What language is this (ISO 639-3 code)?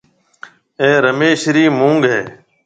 mve